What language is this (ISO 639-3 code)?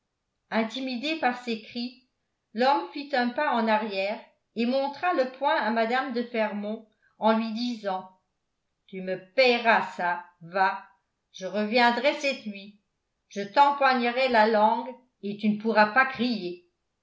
fra